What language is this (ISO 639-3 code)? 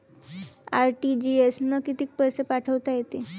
mar